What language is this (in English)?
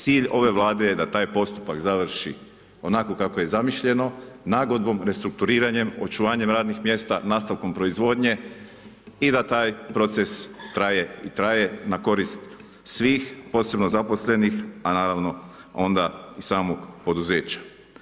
Croatian